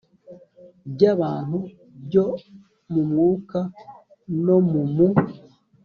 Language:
Kinyarwanda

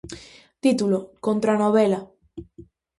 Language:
Galician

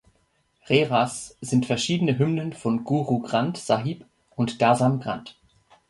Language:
German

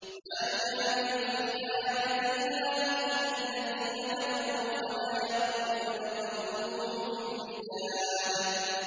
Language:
Arabic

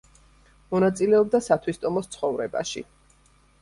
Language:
Georgian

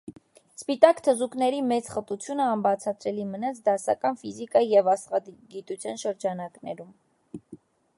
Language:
Armenian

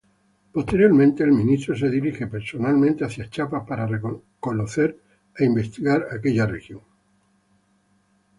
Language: Spanish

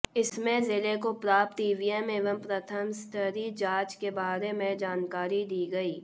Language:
Hindi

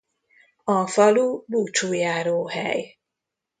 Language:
Hungarian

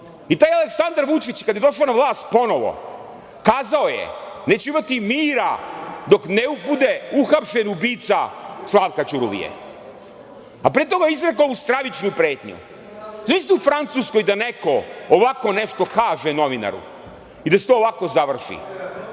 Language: Serbian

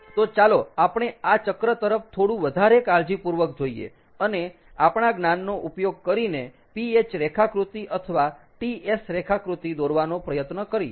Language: Gujarati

